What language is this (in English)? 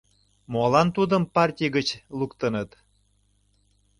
Mari